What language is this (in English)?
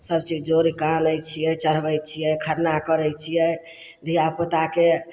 Maithili